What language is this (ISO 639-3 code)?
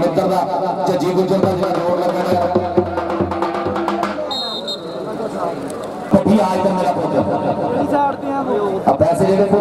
ara